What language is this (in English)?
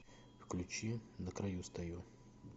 Russian